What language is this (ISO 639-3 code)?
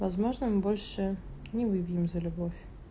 rus